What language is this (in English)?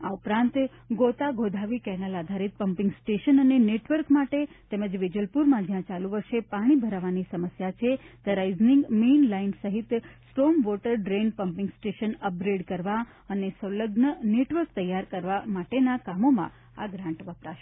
Gujarati